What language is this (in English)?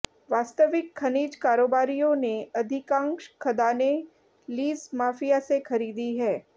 Hindi